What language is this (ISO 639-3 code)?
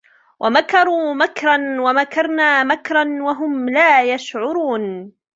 ara